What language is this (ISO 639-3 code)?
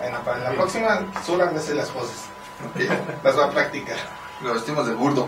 spa